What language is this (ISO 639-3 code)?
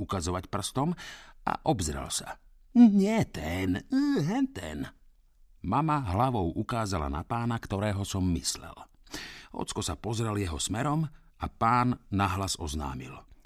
slk